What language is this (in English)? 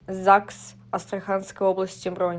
Russian